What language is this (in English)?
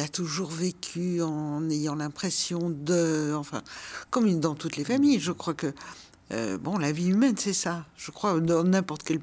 French